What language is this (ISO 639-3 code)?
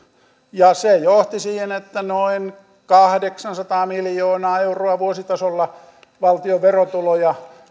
fin